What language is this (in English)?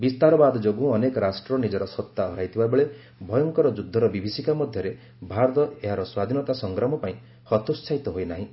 Odia